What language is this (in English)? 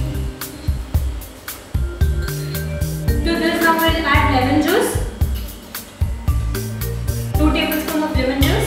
English